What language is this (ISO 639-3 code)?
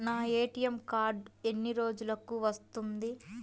tel